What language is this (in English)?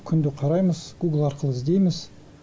Kazakh